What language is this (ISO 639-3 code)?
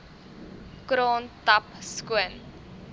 afr